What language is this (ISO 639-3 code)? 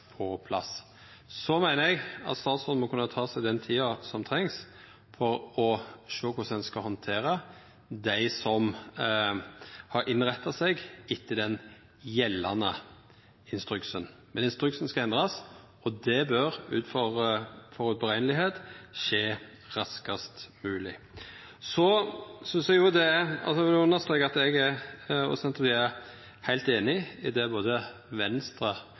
nno